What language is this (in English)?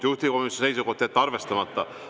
Estonian